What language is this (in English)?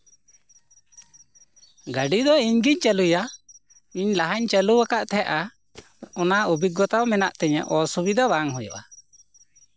Santali